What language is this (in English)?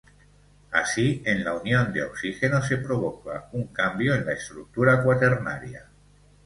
Spanish